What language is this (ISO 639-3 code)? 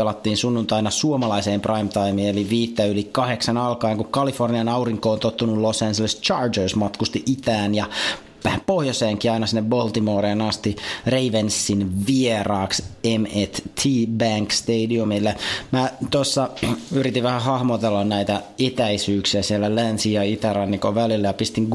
fin